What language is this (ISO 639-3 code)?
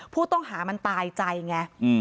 tha